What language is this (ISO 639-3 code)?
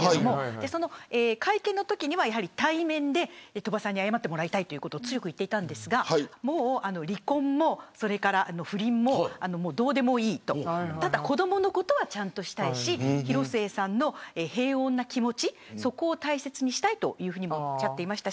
jpn